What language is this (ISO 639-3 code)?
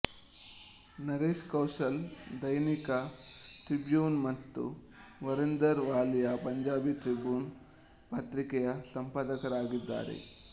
kan